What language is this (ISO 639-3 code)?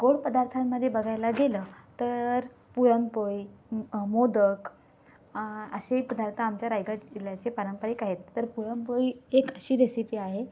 mar